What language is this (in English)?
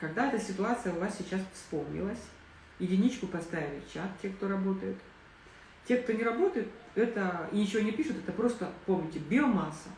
Russian